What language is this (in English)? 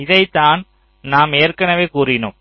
Tamil